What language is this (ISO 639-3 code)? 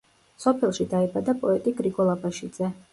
kat